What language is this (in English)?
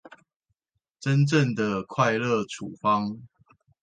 Chinese